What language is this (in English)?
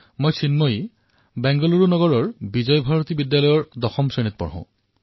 Assamese